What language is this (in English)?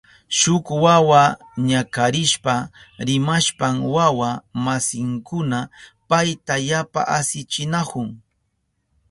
Southern Pastaza Quechua